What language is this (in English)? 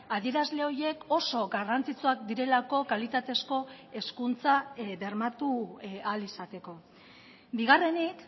Basque